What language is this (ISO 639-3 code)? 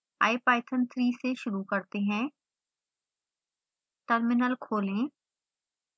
hin